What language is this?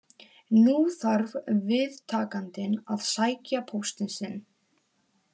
Icelandic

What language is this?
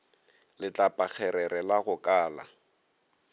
Northern Sotho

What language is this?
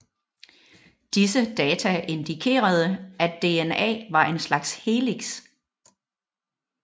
Danish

